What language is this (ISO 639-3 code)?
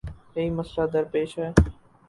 urd